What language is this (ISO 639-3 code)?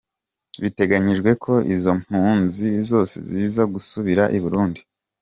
kin